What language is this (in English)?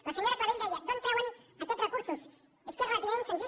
Catalan